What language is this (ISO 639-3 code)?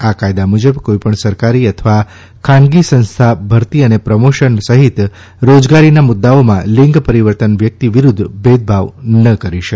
guj